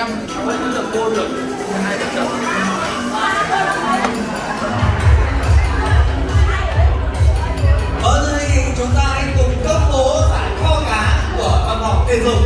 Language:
Vietnamese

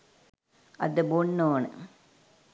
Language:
Sinhala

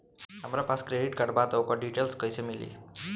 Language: Bhojpuri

